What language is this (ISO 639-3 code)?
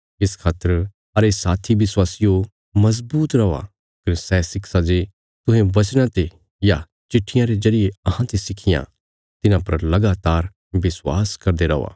kfs